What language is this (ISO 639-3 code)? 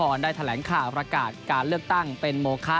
tha